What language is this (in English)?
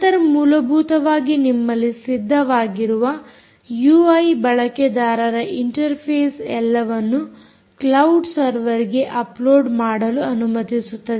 Kannada